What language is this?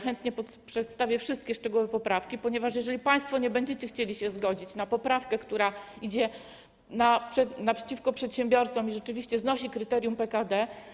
Polish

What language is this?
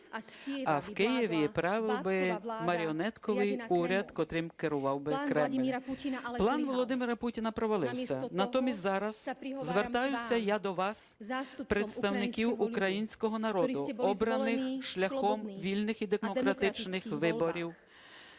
Ukrainian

